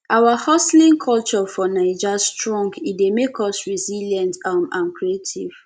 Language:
Nigerian Pidgin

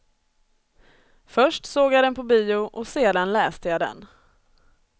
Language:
Swedish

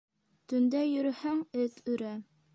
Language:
Bashkir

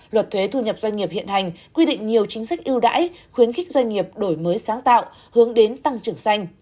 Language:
Vietnamese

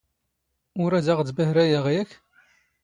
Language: Standard Moroccan Tamazight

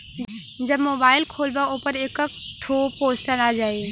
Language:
Bhojpuri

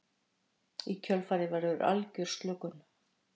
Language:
Icelandic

